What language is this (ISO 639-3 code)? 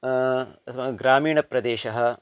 san